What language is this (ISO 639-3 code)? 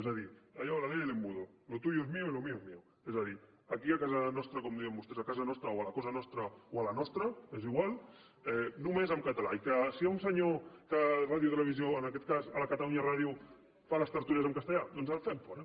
cat